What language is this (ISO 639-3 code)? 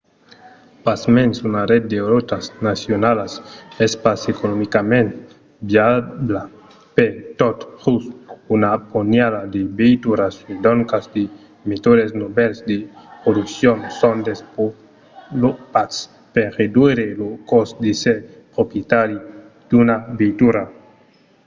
oci